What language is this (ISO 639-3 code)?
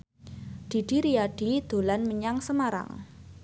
jav